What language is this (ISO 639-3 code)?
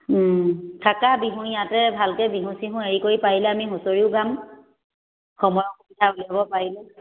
asm